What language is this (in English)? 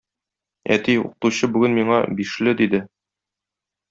Tatar